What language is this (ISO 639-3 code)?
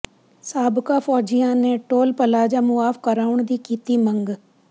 pan